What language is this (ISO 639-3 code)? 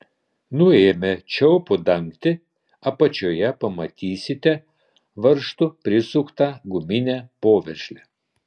lit